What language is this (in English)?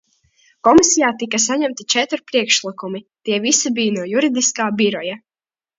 Latvian